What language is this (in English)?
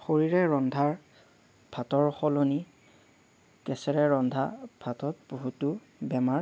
Assamese